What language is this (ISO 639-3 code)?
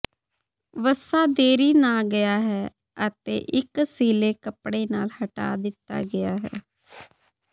pan